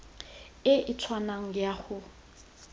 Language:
Tswana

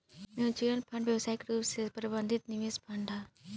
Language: Bhojpuri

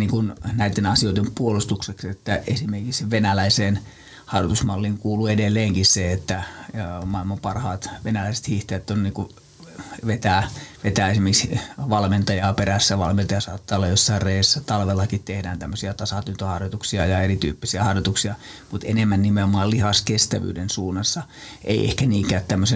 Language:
Finnish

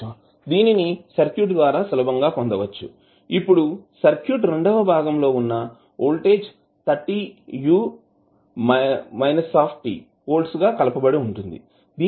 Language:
Telugu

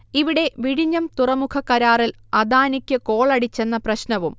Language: Malayalam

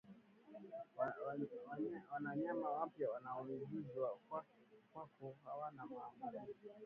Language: Swahili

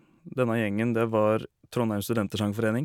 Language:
Norwegian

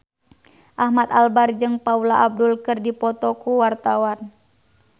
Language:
Sundanese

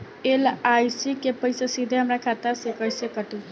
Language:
Bhojpuri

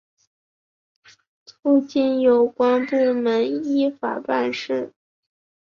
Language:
Chinese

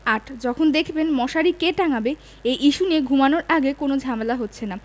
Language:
Bangla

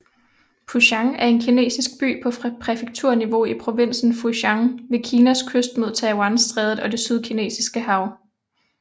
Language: Danish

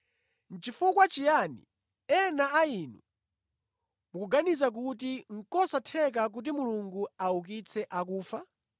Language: Nyanja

